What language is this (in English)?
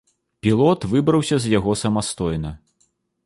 Belarusian